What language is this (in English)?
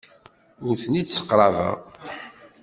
Kabyle